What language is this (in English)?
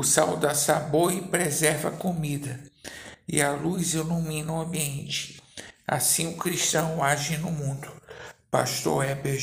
Portuguese